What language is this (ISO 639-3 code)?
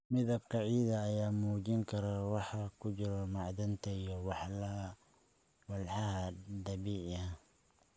som